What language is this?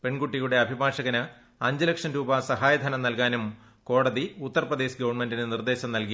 Malayalam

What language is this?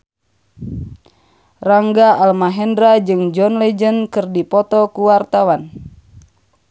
Sundanese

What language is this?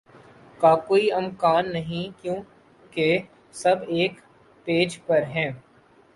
Urdu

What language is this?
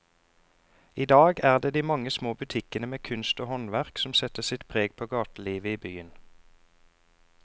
Norwegian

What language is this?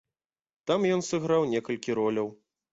Belarusian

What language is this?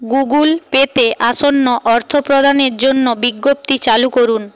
Bangla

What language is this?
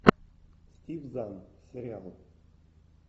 Russian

